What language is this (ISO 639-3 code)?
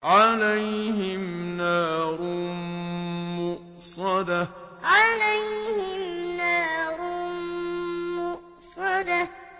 ara